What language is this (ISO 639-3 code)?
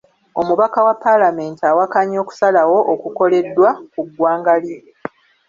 lug